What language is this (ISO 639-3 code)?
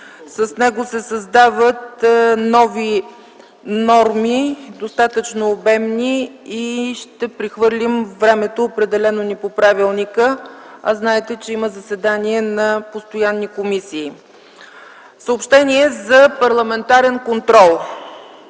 bul